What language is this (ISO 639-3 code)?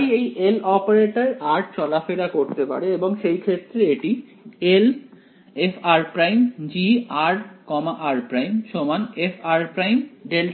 ben